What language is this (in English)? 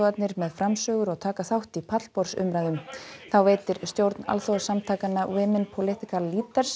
Icelandic